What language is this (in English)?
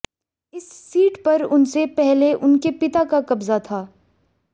Hindi